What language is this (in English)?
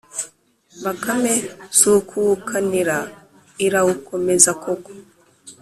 Kinyarwanda